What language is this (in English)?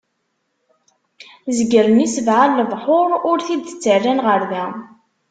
Kabyle